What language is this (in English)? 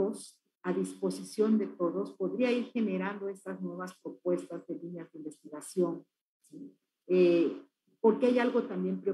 Spanish